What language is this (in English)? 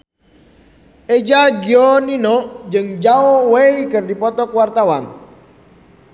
Sundanese